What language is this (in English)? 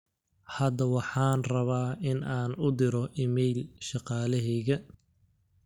Somali